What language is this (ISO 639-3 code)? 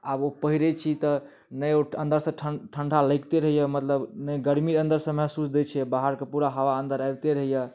mai